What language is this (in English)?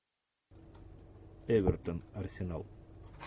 Russian